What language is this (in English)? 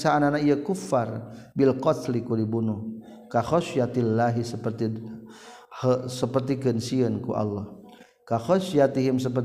Malay